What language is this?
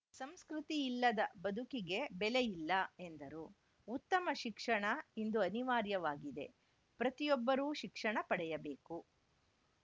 Kannada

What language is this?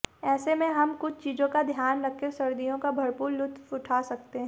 Hindi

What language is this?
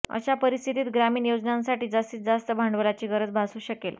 Marathi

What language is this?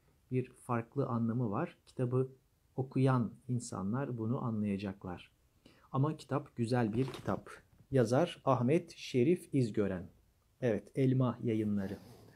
Turkish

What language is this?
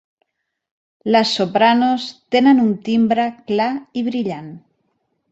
Catalan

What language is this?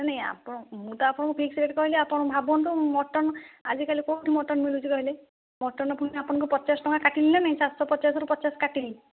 Odia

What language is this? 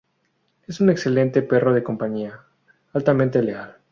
Spanish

